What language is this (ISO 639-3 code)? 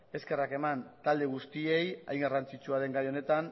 eus